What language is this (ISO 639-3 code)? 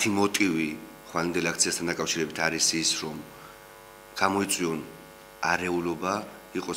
fas